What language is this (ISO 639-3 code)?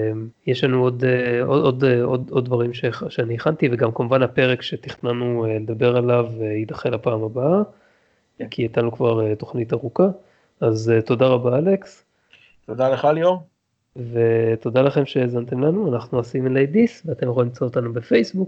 heb